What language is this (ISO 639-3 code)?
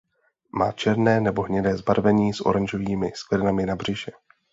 ces